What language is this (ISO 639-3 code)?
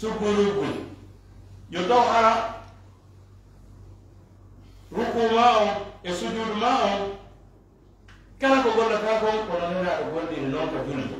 ara